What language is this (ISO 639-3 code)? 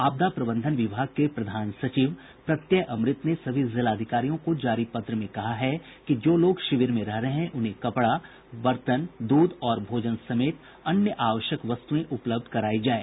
hin